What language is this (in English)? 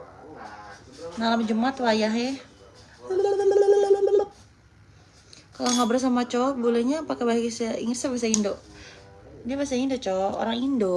Indonesian